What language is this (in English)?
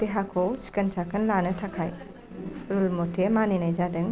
Bodo